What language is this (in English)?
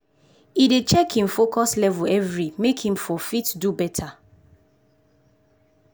Nigerian Pidgin